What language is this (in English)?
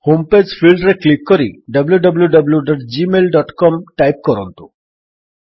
Odia